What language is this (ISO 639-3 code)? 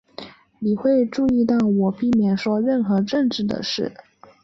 zho